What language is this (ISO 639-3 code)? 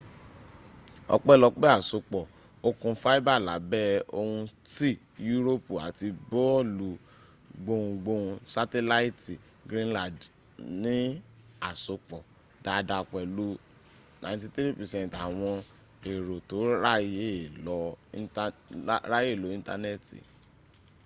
yor